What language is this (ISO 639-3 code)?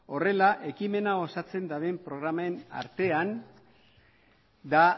eus